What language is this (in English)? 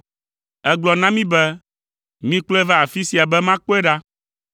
Ewe